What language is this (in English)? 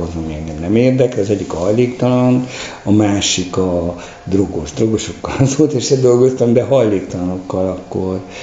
Hungarian